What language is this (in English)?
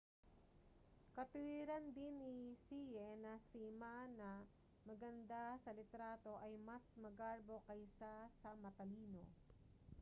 Filipino